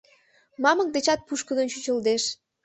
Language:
Mari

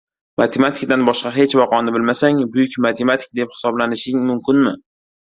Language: Uzbek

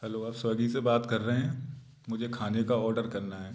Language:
Hindi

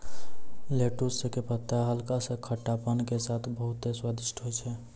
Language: Maithili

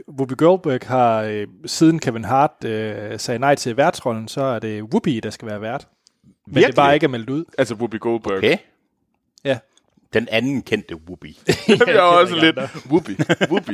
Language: Danish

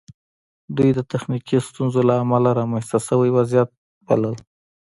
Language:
Pashto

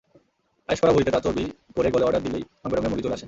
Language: Bangla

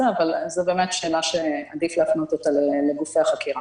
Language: Hebrew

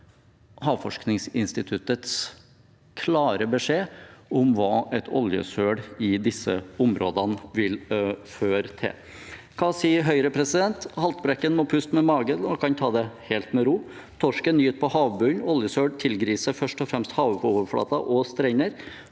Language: Norwegian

